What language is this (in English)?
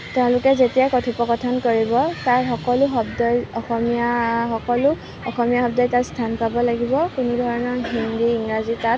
Assamese